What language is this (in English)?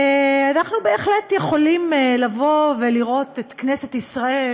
Hebrew